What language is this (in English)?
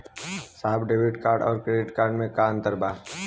Bhojpuri